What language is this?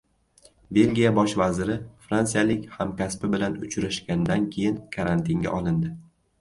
Uzbek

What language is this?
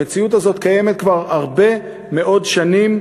Hebrew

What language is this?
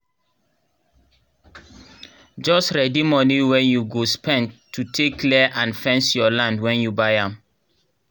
Nigerian Pidgin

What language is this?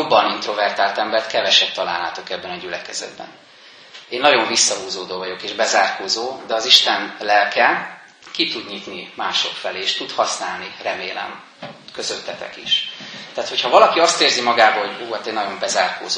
Hungarian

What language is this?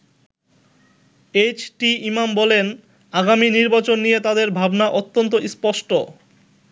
Bangla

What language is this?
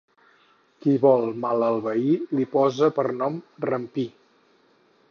Catalan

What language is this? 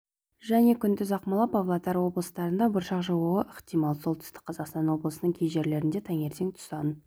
Kazakh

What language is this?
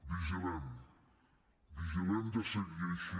Catalan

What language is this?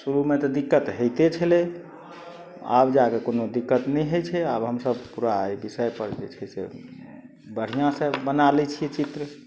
Maithili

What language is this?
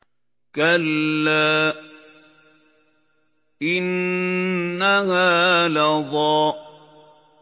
Arabic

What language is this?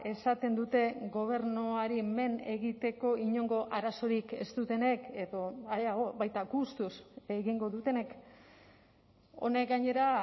Basque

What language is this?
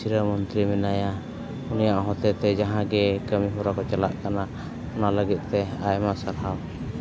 Santali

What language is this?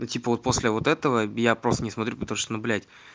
Russian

